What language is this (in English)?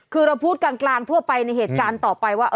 Thai